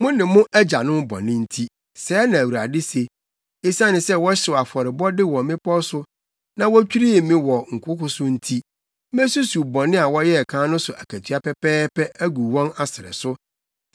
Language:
Akan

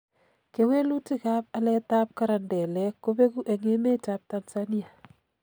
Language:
Kalenjin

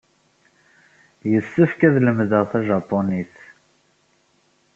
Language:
Kabyle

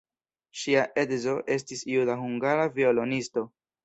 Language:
Esperanto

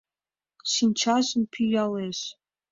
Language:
Mari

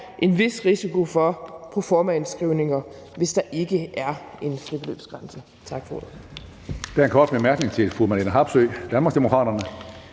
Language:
Danish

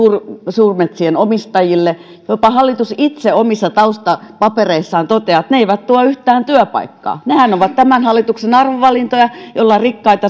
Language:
Finnish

